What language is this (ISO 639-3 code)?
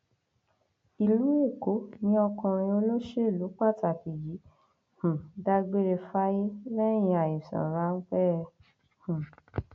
yor